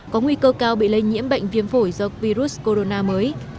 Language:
Vietnamese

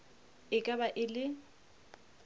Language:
Northern Sotho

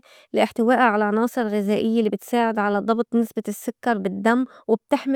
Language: North Levantine Arabic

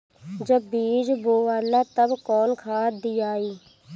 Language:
Bhojpuri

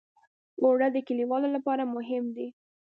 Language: Pashto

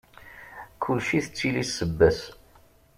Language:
Kabyle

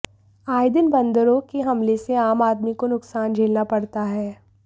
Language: Hindi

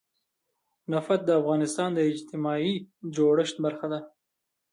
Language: Pashto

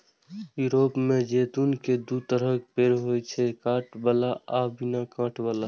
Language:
Maithili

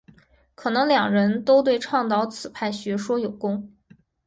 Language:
Chinese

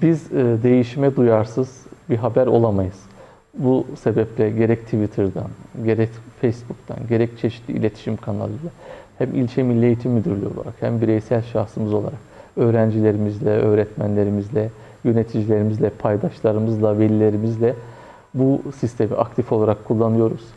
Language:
Turkish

